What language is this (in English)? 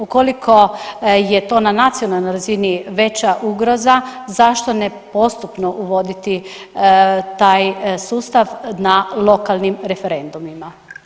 Croatian